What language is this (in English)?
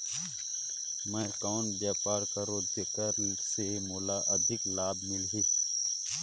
Chhattisgarhi